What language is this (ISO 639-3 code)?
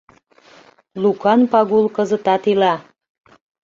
chm